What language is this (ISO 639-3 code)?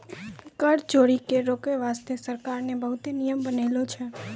mai